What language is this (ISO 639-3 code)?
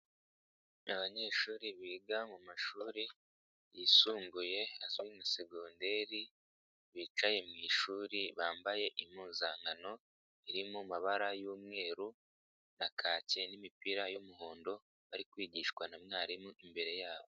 kin